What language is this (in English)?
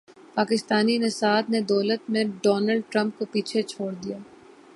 Urdu